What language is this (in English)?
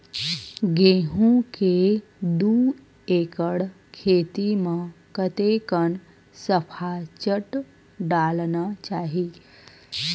Chhattisgarhi